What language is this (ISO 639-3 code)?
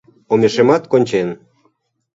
chm